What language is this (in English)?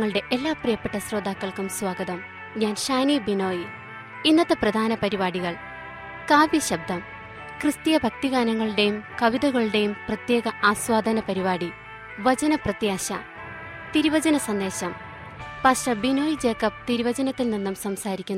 Malayalam